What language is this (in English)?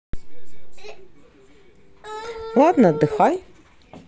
Russian